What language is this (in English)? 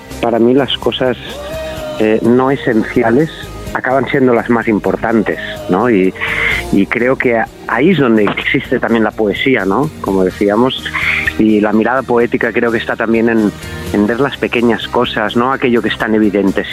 Spanish